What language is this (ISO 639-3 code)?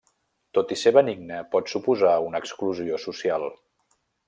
cat